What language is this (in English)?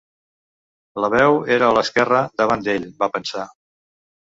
Catalan